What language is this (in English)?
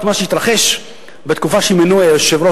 Hebrew